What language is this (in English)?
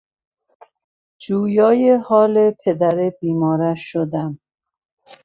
Persian